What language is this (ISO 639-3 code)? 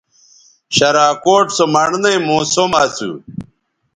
btv